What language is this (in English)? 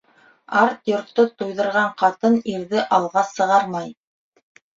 Bashkir